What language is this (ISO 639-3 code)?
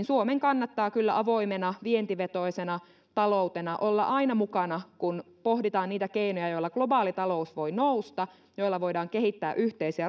fin